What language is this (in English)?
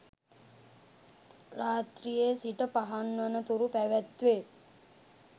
Sinhala